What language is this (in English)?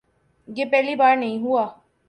Urdu